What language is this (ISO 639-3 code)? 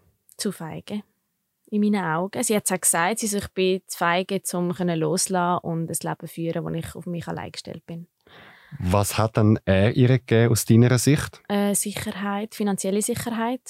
deu